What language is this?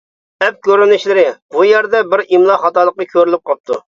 Uyghur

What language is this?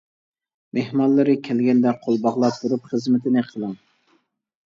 Uyghur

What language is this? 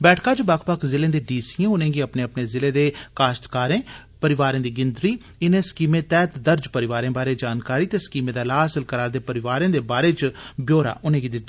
Dogri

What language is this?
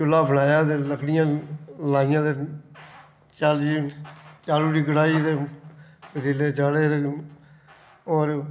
Dogri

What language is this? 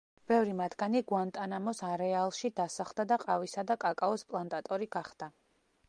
Georgian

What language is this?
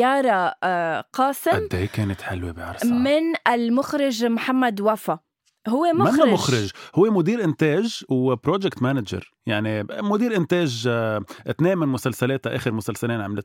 Arabic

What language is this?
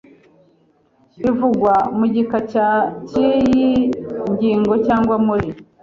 Kinyarwanda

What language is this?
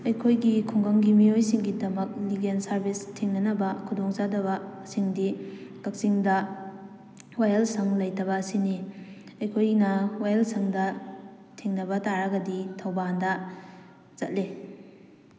Manipuri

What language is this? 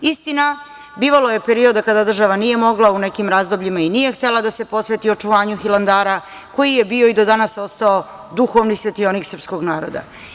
Serbian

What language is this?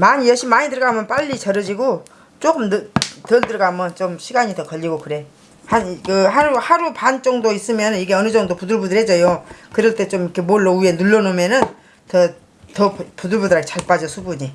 Korean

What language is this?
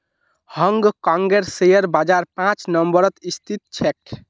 Magahi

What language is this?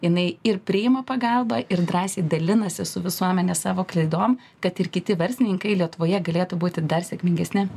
Lithuanian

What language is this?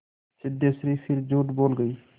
Hindi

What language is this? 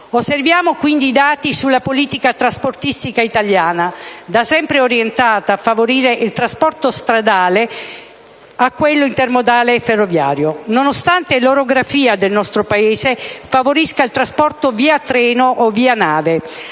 Italian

